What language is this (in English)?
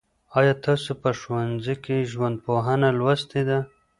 Pashto